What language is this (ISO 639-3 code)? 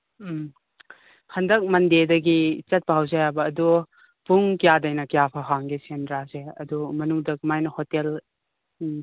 mni